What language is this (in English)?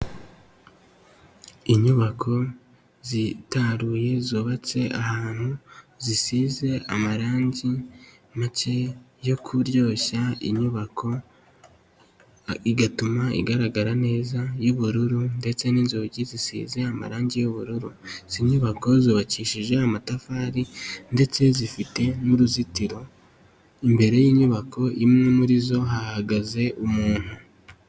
Kinyarwanda